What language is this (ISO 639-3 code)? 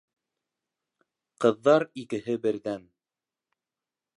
bak